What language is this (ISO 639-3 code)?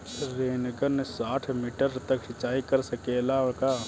bho